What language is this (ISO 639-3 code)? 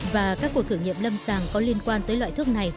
vie